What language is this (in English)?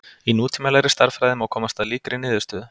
Icelandic